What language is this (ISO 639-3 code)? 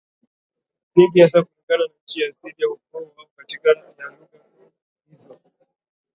swa